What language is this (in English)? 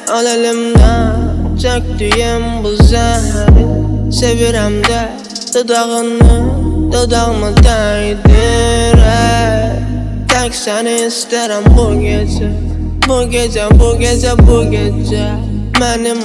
Azerbaijani